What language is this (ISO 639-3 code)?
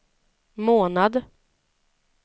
swe